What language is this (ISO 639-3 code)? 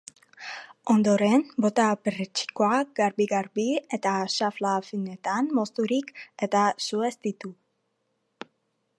eus